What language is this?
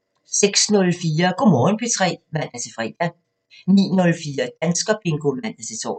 Danish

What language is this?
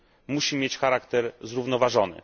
Polish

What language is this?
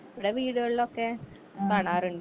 Malayalam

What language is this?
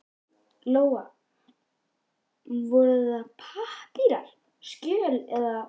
Icelandic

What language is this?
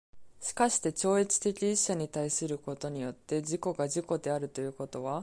Japanese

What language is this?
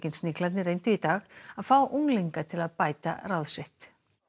Icelandic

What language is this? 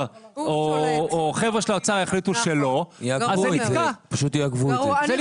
Hebrew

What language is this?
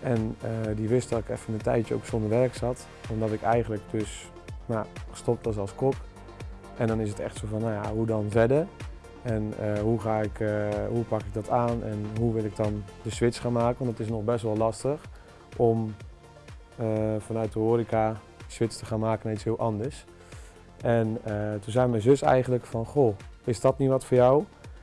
Dutch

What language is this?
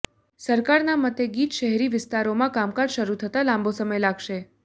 Gujarati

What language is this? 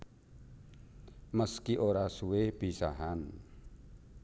Javanese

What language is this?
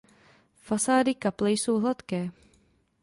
Czech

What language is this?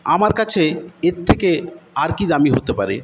Bangla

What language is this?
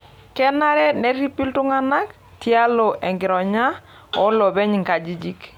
Masai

